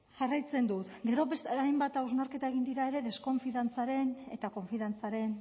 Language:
Basque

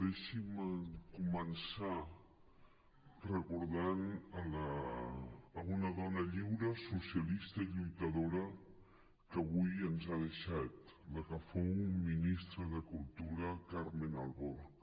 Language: Catalan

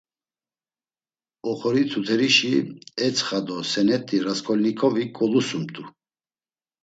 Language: Laz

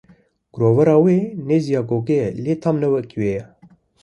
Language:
Kurdish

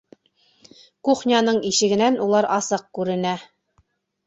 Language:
Bashkir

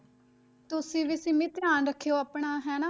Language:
Punjabi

